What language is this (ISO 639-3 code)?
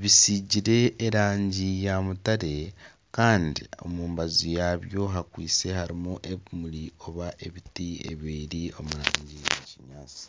nyn